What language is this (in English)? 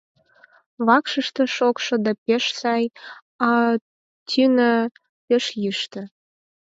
Mari